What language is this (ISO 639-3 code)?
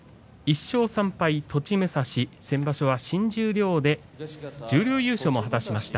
jpn